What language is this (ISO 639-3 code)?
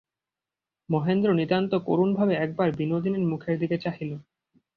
ben